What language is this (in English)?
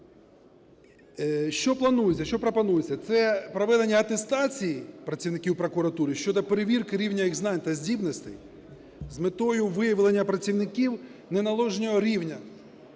Ukrainian